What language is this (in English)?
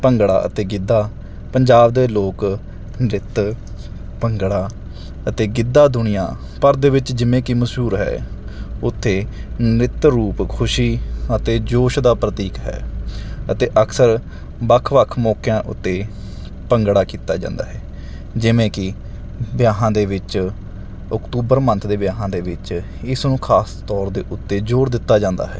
Punjabi